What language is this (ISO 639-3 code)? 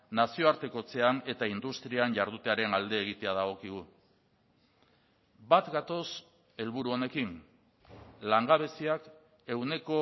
eus